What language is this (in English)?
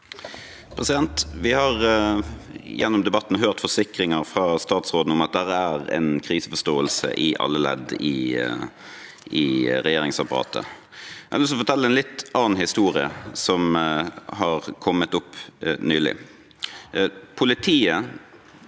Norwegian